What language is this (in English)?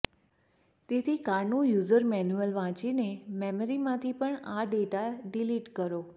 Gujarati